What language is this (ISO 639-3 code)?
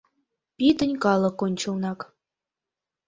chm